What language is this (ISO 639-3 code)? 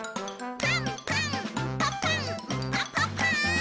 jpn